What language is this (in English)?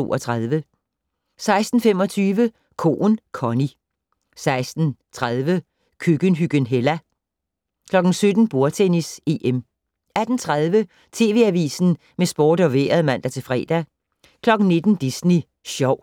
Danish